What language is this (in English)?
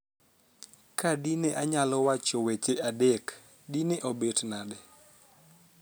Luo (Kenya and Tanzania)